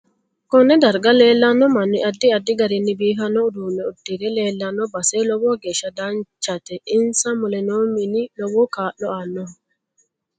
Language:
Sidamo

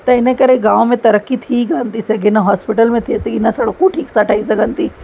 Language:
Sindhi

